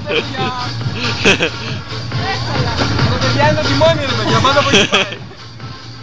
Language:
Greek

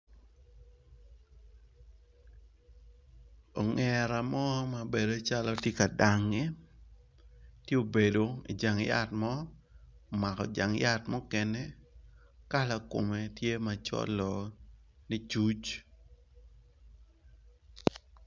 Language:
Acoli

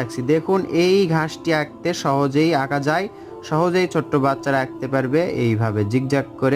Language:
Italian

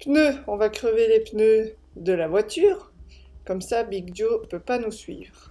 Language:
French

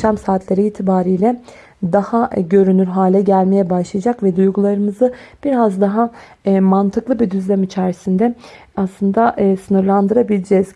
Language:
Turkish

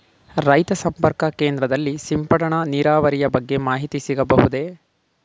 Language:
Kannada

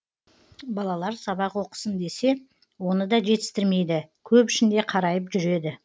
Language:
Kazakh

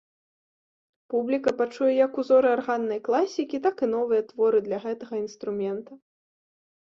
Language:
Belarusian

